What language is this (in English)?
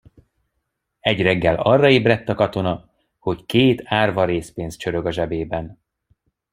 Hungarian